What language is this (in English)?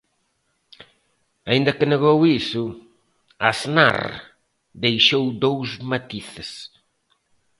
Galician